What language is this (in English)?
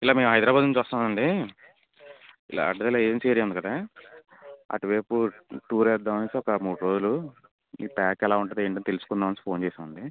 Telugu